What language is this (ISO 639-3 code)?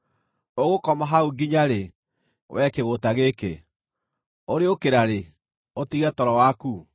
kik